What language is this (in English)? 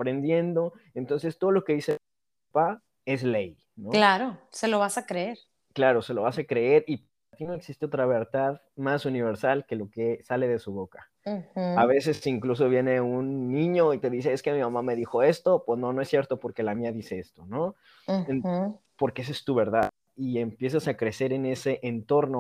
Spanish